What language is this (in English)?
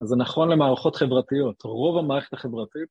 Hebrew